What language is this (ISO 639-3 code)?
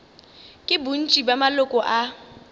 nso